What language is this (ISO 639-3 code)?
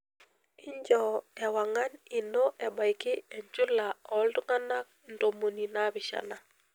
mas